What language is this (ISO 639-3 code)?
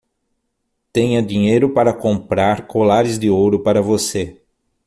por